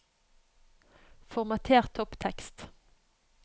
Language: Norwegian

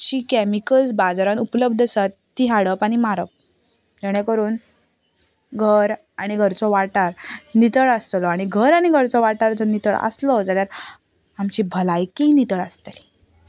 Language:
Konkani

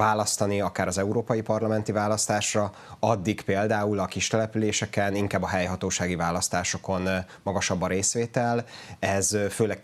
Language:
Hungarian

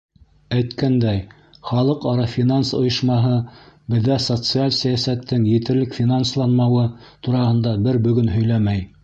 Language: Bashkir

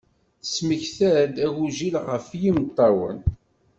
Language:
Kabyle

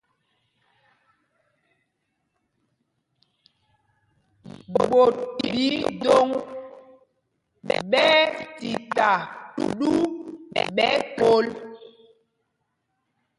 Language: Mpumpong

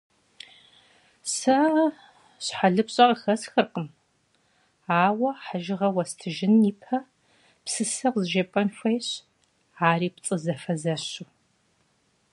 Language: Kabardian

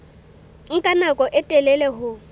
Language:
Southern Sotho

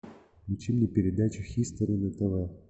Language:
Russian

